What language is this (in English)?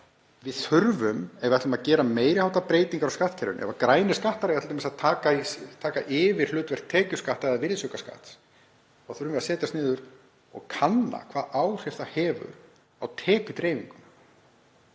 Icelandic